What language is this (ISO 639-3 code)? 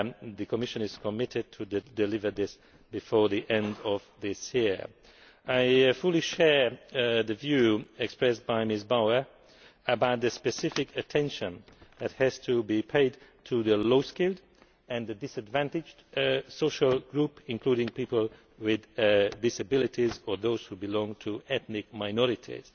eng